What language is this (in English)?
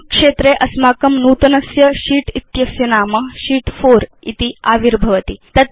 Sanskrit